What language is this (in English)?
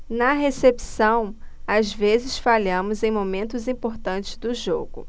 Portuguese